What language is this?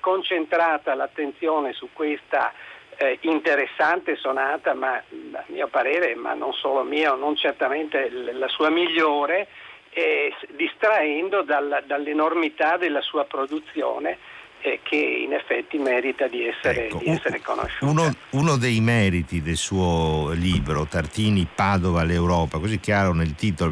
Italian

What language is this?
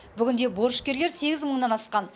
Kazakh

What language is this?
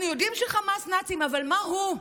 Hebrew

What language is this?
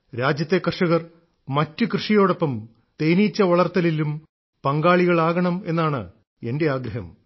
Malayalam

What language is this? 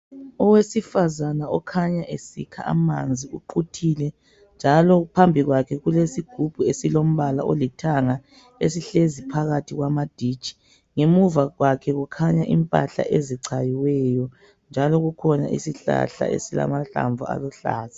North Ndebele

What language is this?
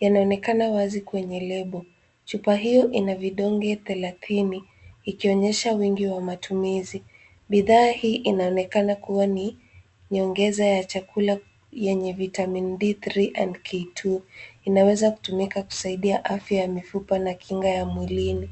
Swahili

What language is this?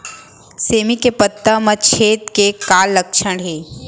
Chhattisgarhi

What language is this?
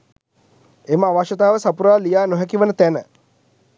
Sinhala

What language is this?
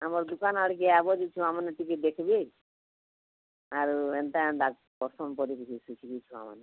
Odia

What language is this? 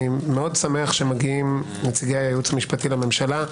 Hebrew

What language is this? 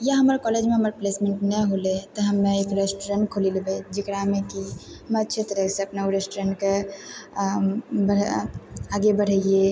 Maithili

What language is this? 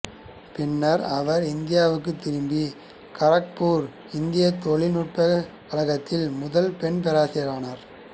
Tamil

